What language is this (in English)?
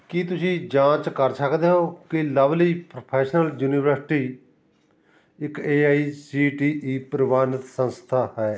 Punjabi